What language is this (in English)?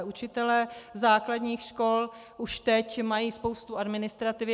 Czech